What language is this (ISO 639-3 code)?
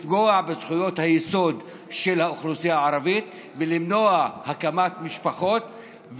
heb